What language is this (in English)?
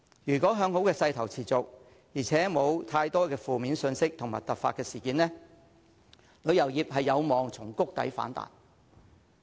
Cantonese